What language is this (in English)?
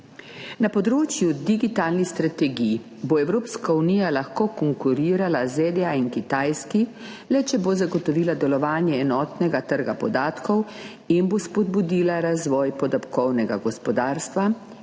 Slovenian